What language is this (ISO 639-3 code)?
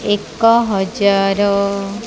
ori